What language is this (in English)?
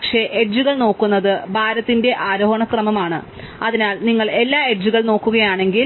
Malayalam